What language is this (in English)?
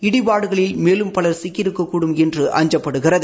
Tamil